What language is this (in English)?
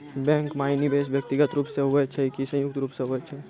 Maithili